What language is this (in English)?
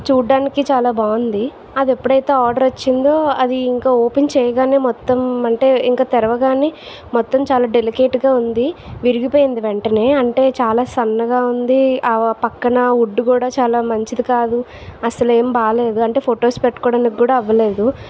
Telugu